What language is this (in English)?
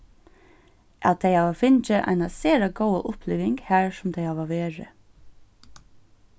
Faroese